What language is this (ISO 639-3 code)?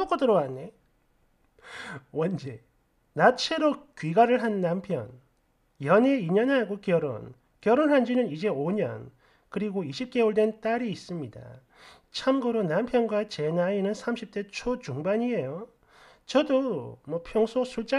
kor